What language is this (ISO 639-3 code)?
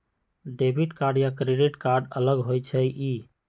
mag